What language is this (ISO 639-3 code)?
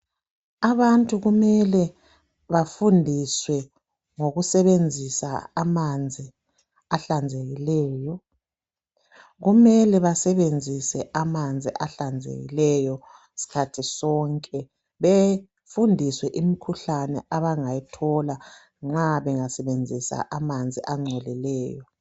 nde